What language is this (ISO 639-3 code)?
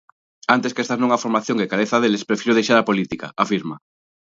glg